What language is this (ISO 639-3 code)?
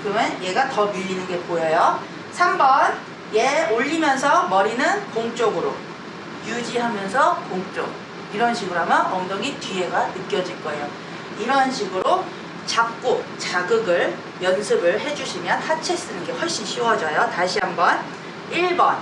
kor